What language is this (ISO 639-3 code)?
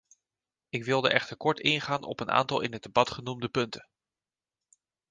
nld